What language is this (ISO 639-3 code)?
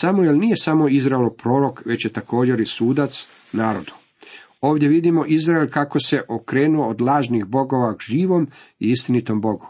hrv